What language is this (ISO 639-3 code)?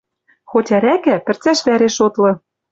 mrj